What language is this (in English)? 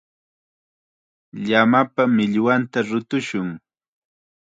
Chiquián Ancash Quechua